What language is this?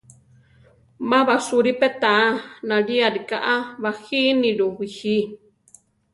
Central Tarahumara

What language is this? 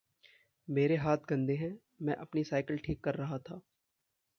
Hindi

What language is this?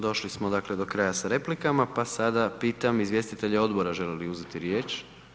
Croatian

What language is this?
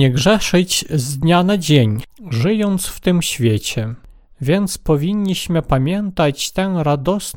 Polish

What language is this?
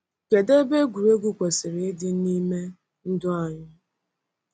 Igbo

